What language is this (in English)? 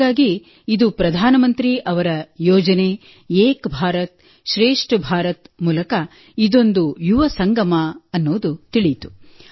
Kannada